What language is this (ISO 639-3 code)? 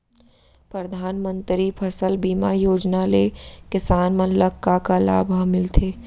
hne